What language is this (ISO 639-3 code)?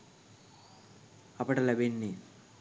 sin